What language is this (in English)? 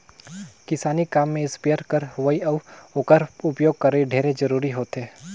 Chhattisgarhi